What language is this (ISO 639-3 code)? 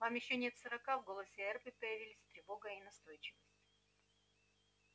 rus